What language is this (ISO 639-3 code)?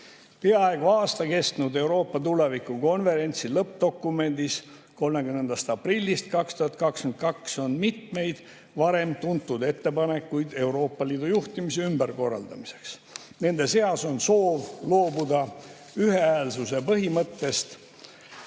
est